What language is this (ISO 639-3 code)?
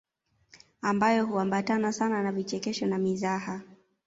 swa